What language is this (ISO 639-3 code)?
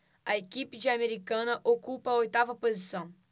por